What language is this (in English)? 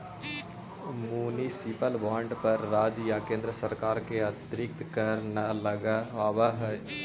Magahi